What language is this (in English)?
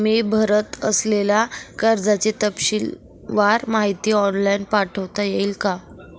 Marathi